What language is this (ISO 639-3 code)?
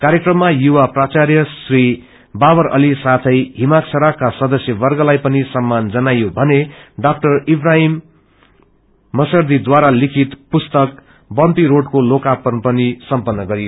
nep